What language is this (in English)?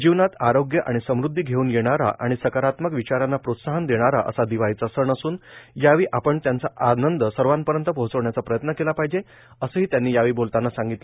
Marathi